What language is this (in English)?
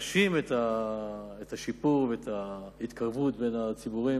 Hebrew